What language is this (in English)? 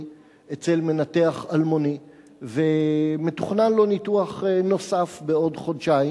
Hebrew